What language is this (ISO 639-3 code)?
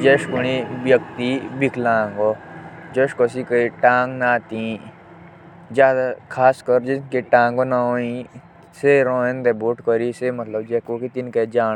jns